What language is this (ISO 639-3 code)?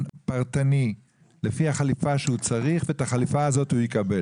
heb